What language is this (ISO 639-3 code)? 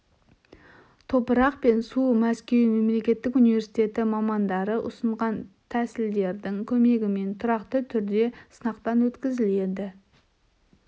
kaz